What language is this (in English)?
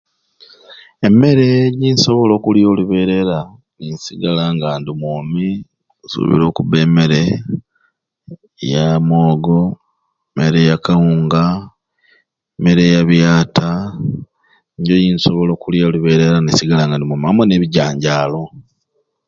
Ruuli